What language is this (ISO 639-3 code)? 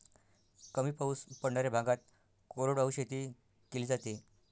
mar